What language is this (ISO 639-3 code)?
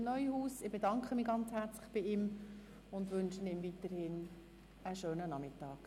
gsw